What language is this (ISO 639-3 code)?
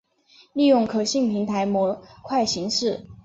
zho